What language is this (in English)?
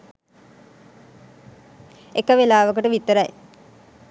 Sinhala